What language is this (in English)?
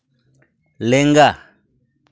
Santali